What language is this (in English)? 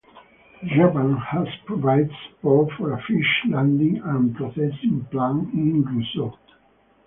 English